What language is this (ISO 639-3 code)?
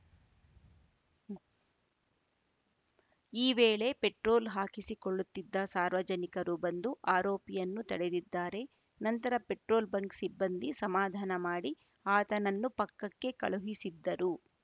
kan